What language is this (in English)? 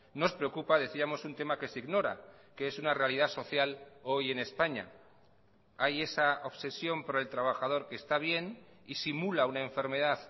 Spanish